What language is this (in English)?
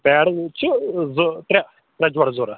Kashmiri